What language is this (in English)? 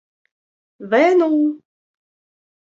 Esperanto